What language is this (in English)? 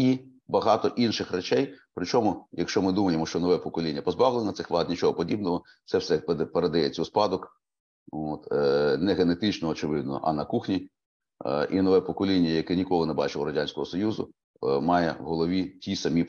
Ukrainian